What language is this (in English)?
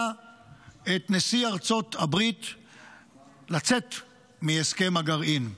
Hebrew